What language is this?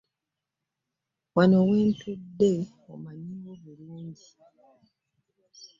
Ganda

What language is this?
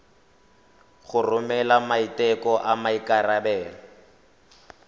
Tswana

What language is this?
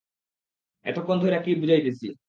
Bangla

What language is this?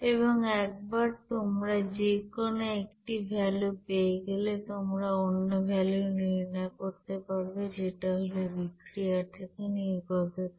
Bangla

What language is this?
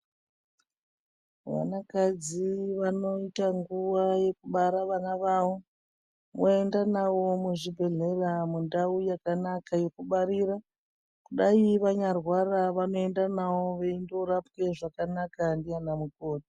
Ndau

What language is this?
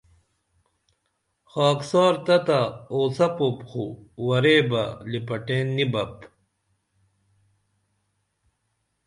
Dameli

